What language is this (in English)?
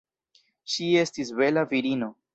Esperanto